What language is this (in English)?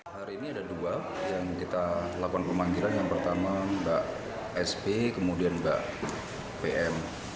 Indonesian